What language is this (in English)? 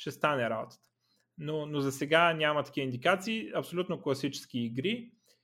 Bulgarian